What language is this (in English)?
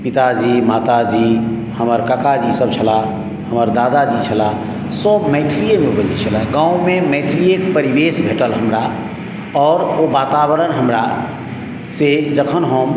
Maithili